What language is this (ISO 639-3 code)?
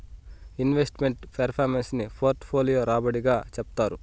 tel